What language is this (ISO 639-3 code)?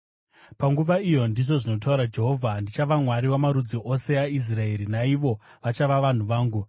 sna